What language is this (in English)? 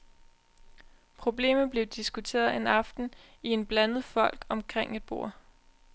Danish